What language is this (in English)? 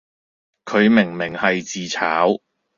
Cantonese